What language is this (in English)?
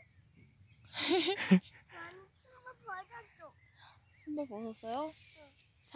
Korean